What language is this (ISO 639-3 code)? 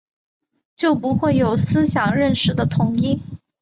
zho